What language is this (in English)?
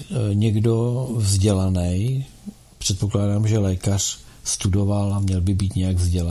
Czech